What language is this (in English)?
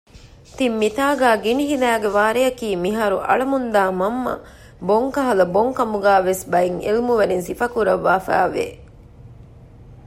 Divehi